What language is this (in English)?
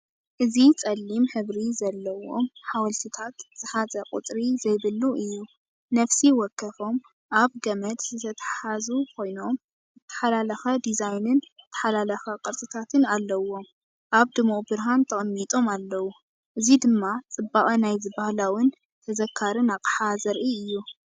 Tigrinya